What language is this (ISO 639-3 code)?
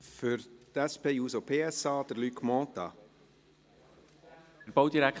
gsw